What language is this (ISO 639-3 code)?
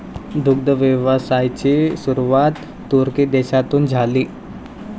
mar